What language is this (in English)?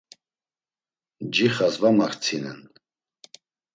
Laz